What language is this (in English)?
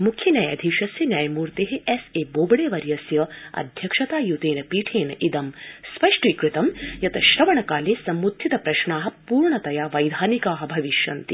Sanskrit